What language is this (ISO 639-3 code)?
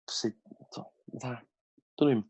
cym